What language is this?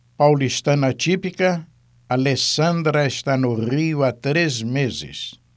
Portuguese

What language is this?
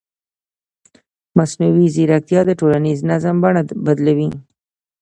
Pashto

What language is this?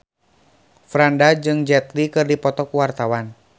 Sundanese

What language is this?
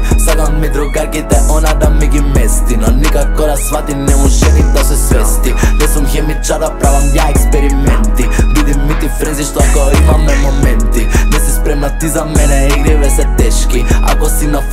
Italian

